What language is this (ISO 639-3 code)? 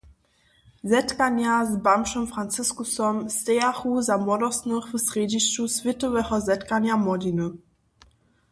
hsb